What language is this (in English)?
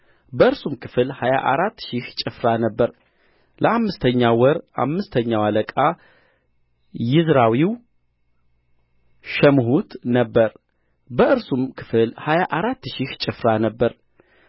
Amharic